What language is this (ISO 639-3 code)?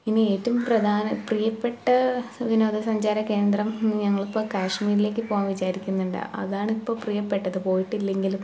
mal